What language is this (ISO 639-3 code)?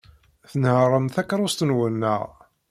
kab